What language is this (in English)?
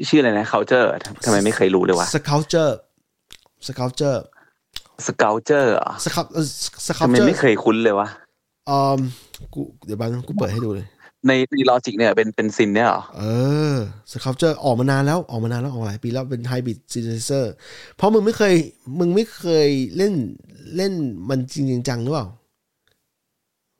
Thai